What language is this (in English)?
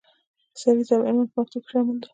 Pashto